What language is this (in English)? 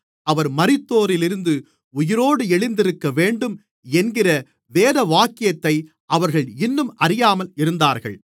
Tamil